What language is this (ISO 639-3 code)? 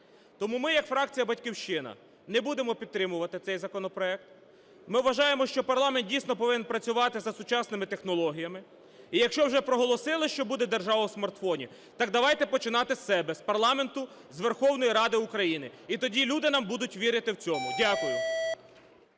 ukr